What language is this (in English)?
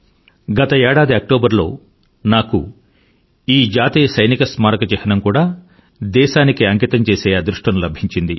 Telugu